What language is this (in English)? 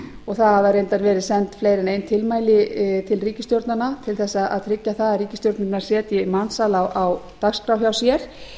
Icelandic